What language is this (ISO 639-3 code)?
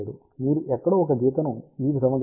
tel